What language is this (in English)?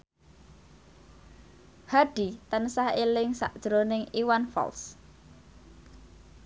Javanese